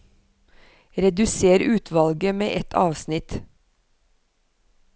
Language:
Norwegian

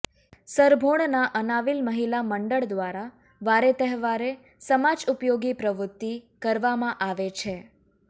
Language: Gujarati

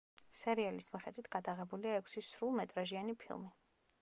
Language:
Georgian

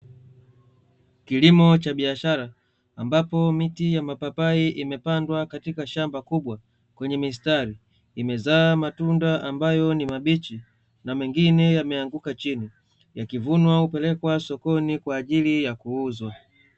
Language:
Swahili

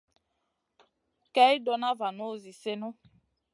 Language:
Masana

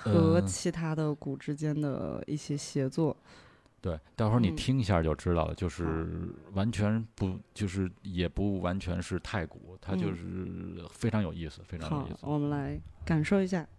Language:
Chinese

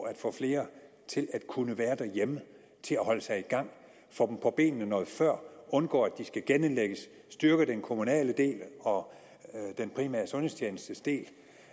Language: Danish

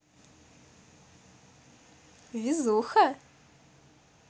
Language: Russian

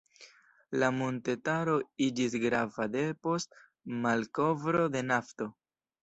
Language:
Esperanto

